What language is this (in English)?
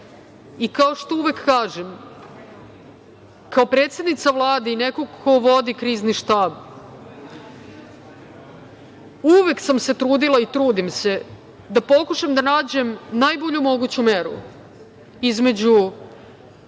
Serbian